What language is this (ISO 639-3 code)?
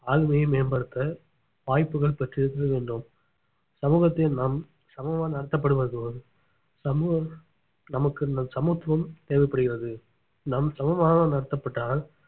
tam